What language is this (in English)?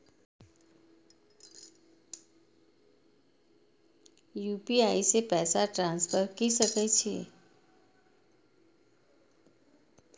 Maithili